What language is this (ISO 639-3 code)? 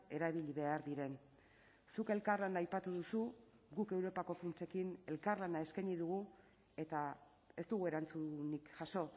eus